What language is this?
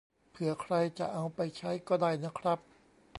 Thai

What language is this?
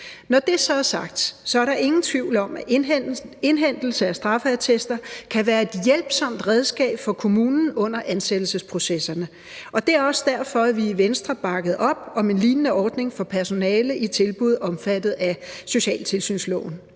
Danish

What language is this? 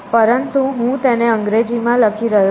Gujarati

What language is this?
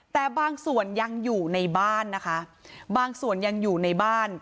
Thai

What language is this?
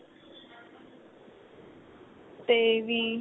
Punjabi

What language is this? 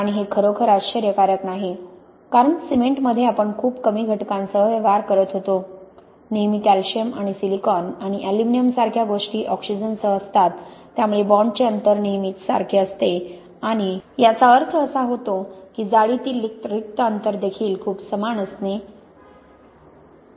Marathi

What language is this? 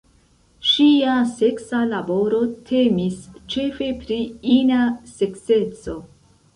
Esperanto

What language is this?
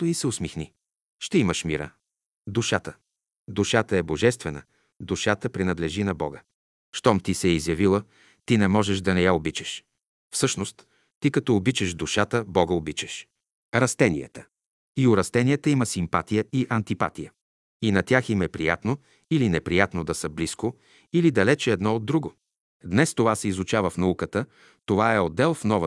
Bulgarian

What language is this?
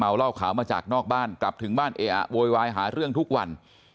Thai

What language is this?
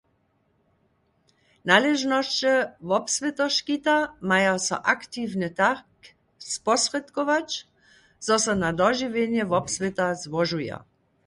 Upper Sorbian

